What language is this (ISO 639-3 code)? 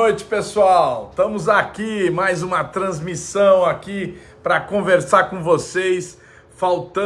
por